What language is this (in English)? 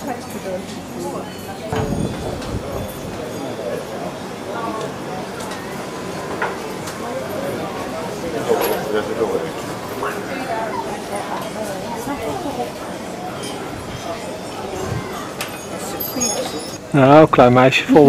Dutch